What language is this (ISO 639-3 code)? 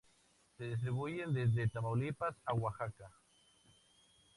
spa